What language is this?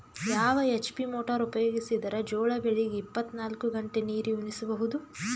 Kannada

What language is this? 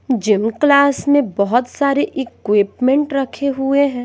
Hindi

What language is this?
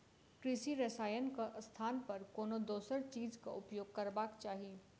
Maithili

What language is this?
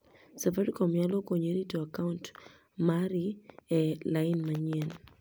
Luo (Kenya and Tanzania)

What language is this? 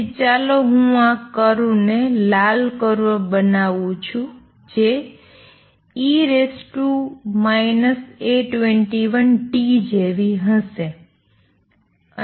Gujarati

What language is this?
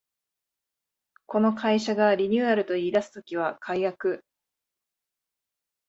Japanese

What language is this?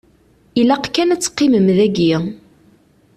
Kabyle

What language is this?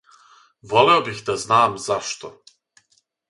Serbian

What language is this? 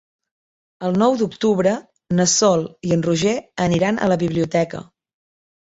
Catalan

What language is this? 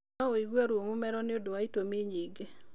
Kikuyu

